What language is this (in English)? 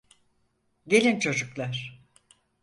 Turkish